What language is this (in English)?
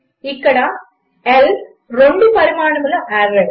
Telugu